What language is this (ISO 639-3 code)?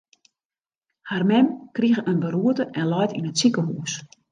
fry